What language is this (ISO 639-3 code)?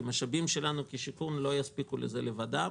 heb